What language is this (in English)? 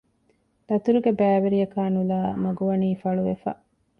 Divehi